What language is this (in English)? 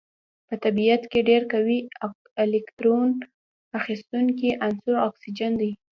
Pashto